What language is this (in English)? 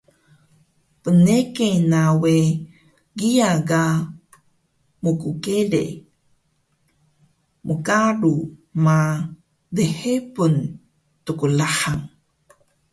Taroko